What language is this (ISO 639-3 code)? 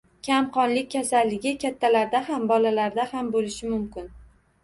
uzb